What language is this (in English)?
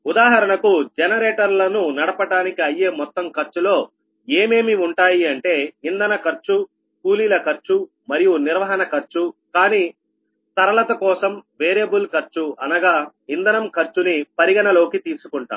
Telugu